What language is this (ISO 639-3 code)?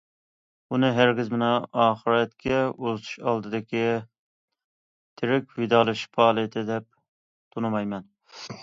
uig